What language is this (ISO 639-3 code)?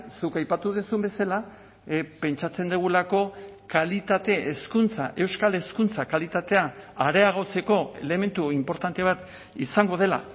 eus